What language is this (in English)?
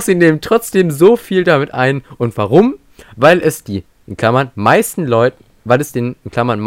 German